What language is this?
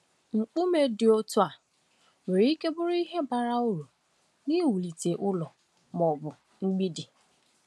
Igbo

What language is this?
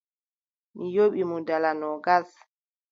Adamawa Fulfulde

